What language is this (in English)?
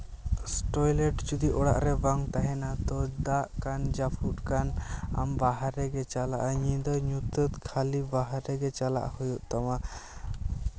Santali